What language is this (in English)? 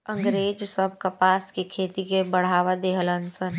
Bhojpuri